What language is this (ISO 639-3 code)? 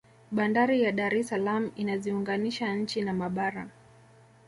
swa